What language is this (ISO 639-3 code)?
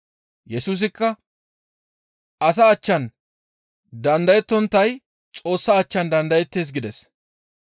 gmv